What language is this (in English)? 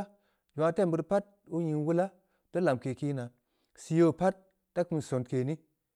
Samba Leko